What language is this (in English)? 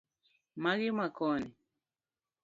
Luo (Kenya and Tanzania)